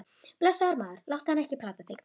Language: Icelandic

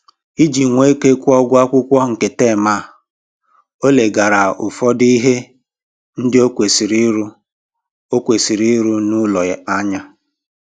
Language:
Igbo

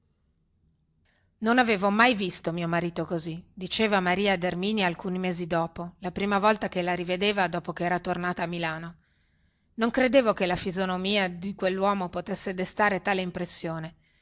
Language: Italian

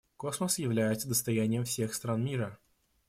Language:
Russian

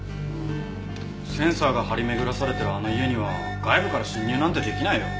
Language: Japanese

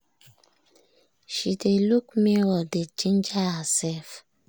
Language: Nigerian Pidgin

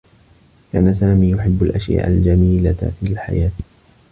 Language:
Arabic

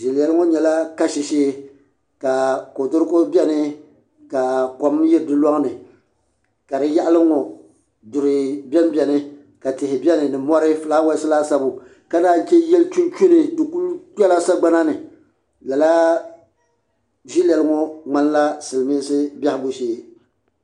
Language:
Dagbani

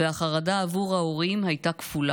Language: Hebrew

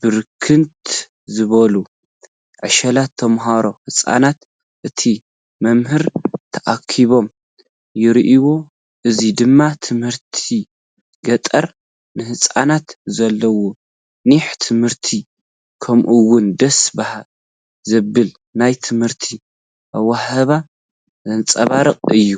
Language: Tigrinya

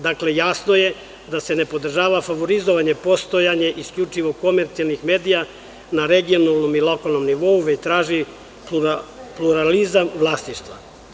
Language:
Serbian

